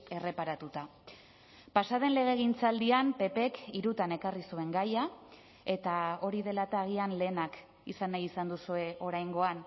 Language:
Basque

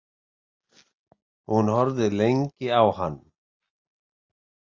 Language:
Icelandic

